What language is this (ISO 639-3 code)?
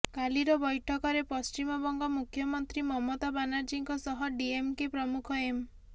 ori